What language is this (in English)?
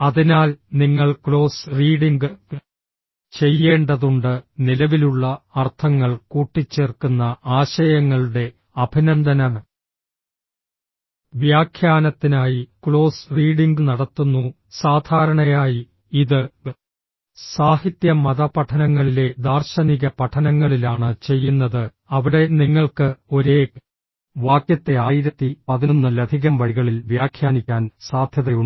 Malayalam